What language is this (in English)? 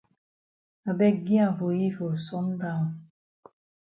Cameroon Pidgin